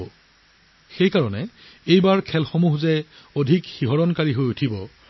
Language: Assamese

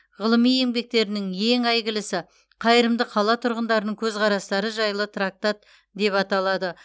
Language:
Kazakh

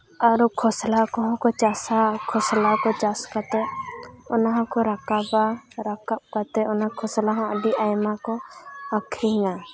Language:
Santali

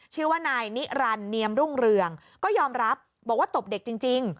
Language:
Thai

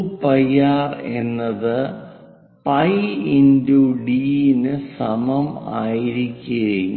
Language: Malayalam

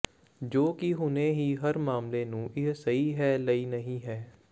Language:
Punjabi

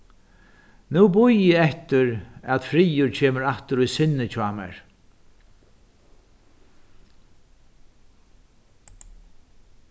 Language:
Faroese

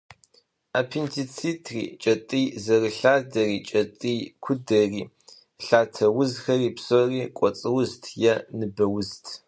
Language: Kabardian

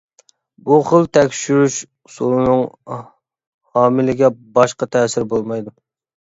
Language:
Uyghur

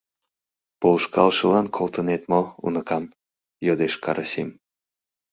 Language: Mari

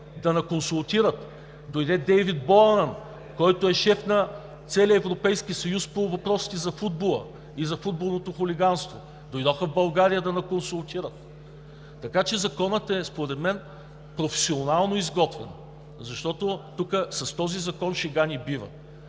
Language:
Bulgarian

